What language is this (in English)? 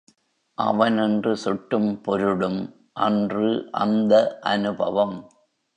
Tamil